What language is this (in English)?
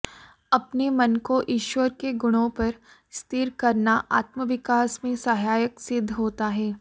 Hindi